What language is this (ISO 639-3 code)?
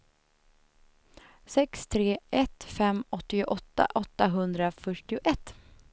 swe